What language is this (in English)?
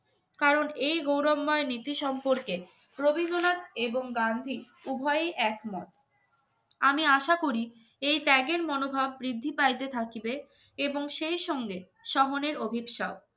Bangla